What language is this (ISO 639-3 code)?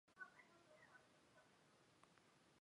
zho